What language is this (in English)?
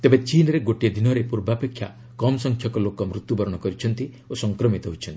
Odia